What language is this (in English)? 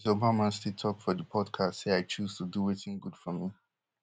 Nigerian Pidgin